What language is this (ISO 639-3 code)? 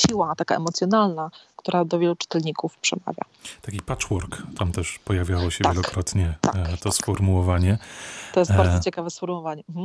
pol